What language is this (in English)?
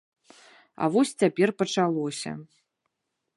Belarusian